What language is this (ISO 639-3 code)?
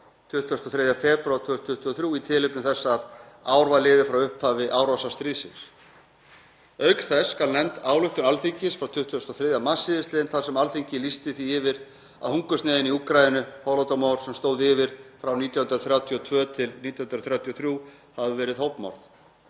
isl